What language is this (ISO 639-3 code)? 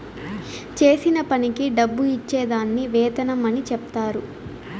tel